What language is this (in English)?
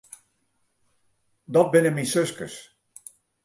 Western Frisian